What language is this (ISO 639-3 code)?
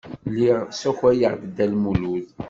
kab